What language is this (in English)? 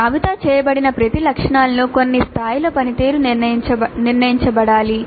Telugu